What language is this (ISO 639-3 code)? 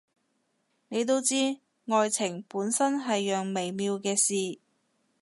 yue